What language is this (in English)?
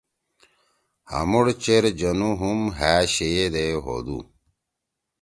Torwali